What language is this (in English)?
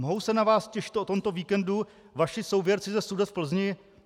Czech